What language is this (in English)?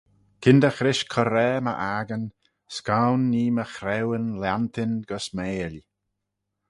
Manx